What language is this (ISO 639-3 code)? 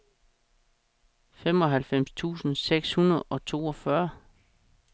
dan